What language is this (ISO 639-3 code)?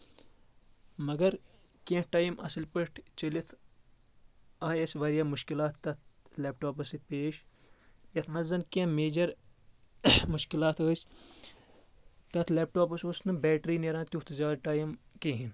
kas